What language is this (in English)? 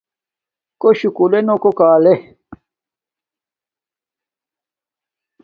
Domaaki